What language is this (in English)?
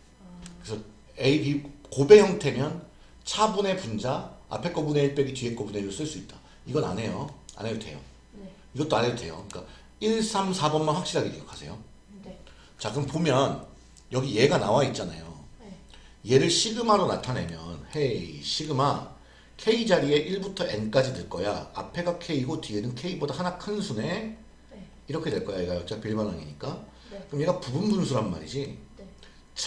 Korean